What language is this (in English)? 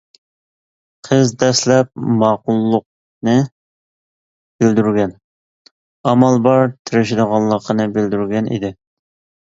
Uyghur